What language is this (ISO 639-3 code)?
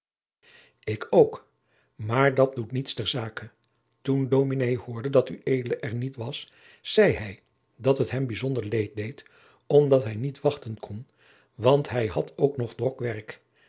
nld